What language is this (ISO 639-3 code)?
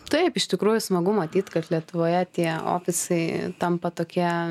lit